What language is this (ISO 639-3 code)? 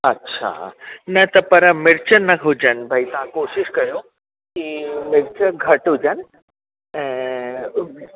snd